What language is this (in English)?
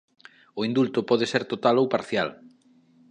Galician